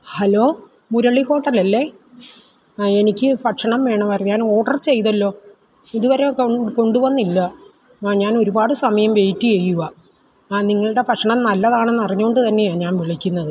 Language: Malayalam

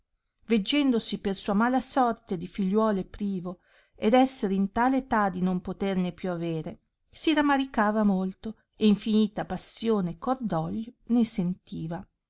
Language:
Italian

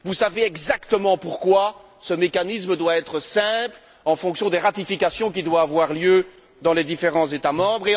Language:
French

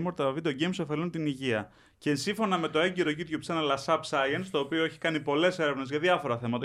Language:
Greek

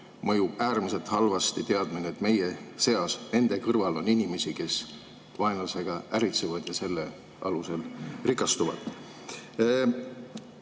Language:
Estonian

